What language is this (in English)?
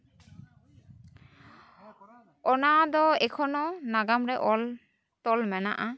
Santali